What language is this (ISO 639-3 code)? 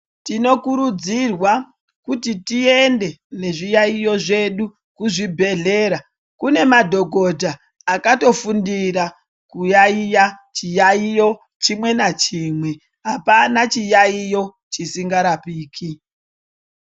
ndc